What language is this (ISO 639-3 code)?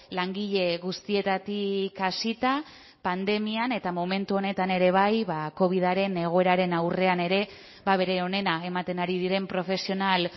eus